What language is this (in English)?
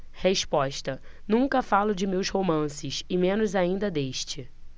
Portuguese